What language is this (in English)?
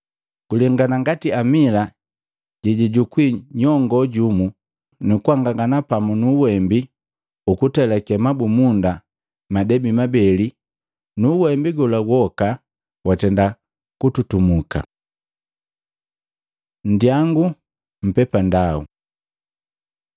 Matengo